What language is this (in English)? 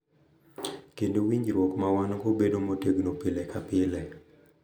Luo (Kenya and Tanzania)